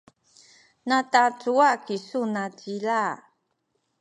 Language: Sakizaya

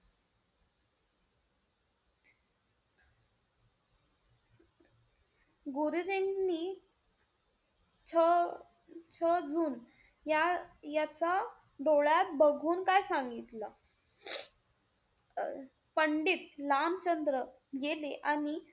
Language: Marathi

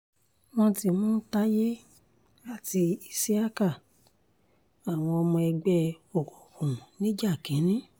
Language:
Yoruba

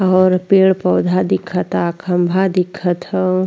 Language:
Bhojpuri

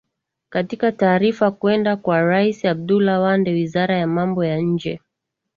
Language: Swahili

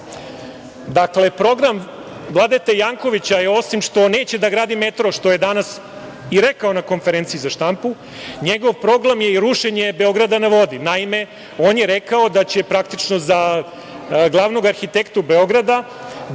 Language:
Serbian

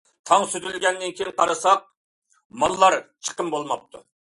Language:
Uyghur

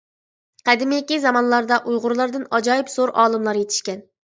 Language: Uyghur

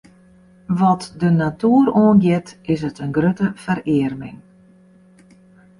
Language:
Western Frisian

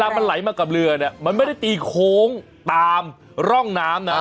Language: Thai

